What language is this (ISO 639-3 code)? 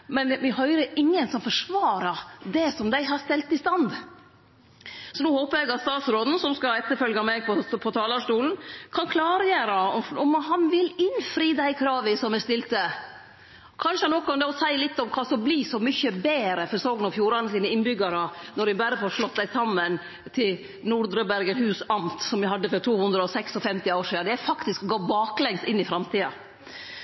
nno